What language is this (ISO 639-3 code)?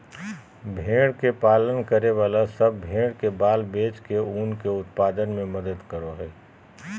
mag